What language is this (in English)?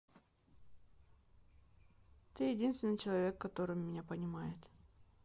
Russian